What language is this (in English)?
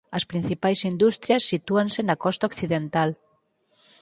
Galician